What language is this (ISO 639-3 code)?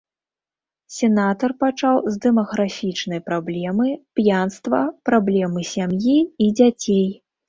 bel